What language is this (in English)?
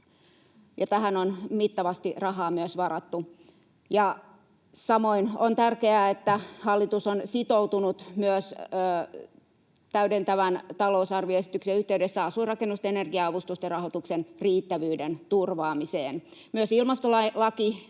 Finnish